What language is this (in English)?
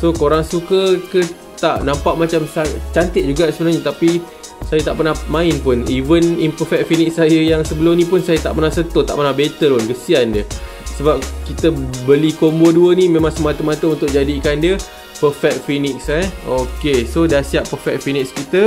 Malay